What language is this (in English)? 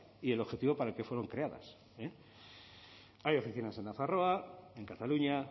Spanish